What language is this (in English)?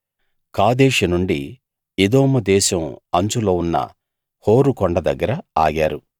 Telugu